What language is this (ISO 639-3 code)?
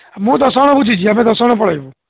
ori